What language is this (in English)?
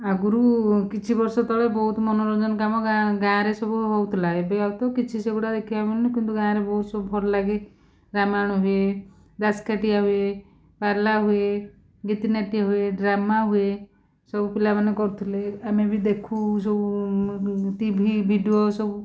Odia